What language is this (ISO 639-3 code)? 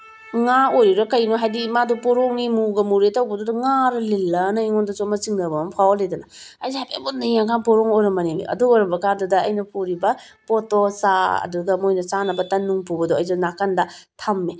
mni